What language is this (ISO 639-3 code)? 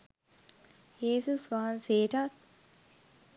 sin